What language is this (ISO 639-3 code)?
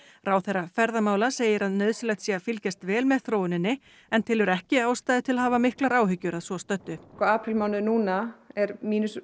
isl